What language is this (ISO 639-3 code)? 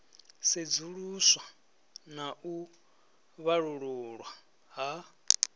ven